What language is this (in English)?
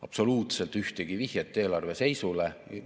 Estonian